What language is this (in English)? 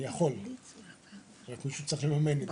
Hebrew